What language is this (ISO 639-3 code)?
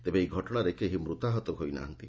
ori